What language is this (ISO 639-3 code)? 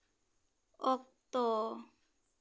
sat